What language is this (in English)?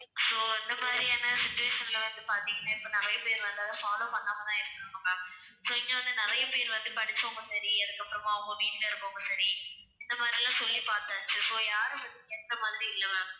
Tamil